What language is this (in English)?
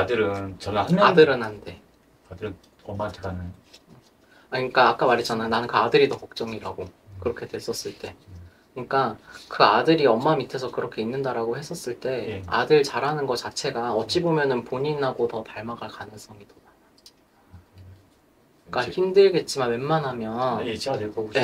Korean